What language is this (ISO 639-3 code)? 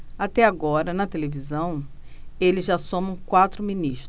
por